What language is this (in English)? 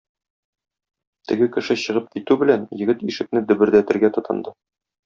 Tatar